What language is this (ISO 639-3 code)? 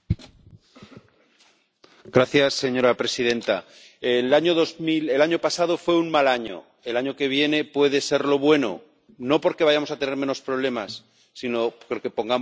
spa